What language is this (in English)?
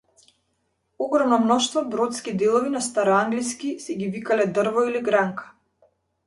Macedonian